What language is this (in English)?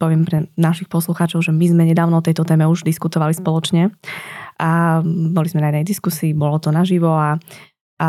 Slovak